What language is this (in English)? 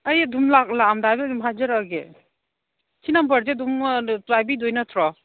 Manipuri